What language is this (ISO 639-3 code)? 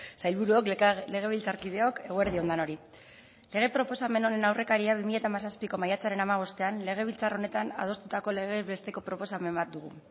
eus